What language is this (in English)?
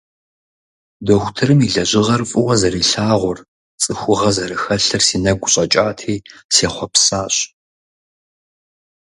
Kabardian